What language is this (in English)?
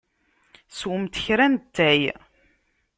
Kabyle